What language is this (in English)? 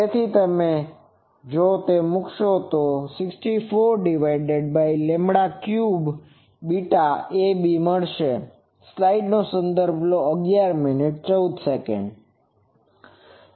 Gujarati